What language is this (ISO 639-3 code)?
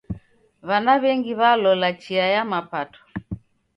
dav